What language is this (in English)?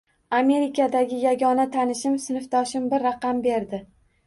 Uzbek